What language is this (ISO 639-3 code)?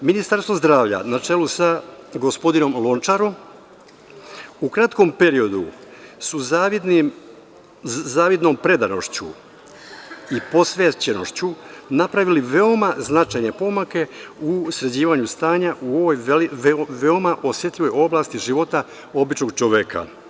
srp